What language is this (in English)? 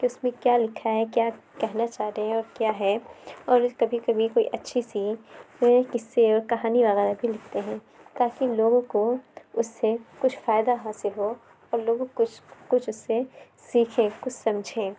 Urdu